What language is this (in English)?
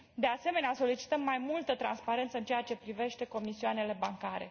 Romanian